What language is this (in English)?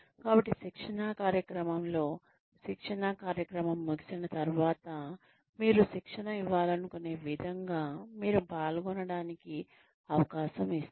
Telugu